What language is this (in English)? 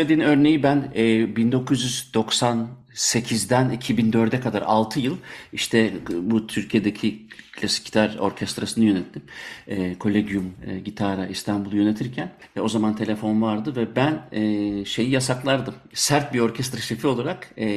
Turkish